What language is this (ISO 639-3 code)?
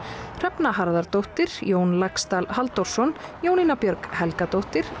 isl